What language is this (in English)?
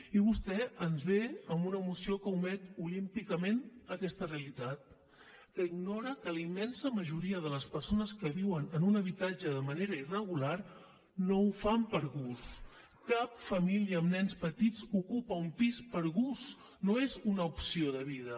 Catalan